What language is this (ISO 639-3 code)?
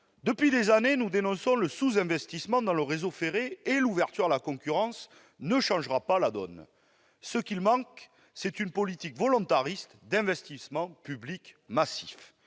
fra